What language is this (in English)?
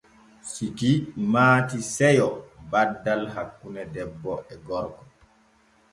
Borgu Fulfulde